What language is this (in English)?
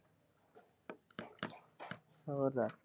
Punjabi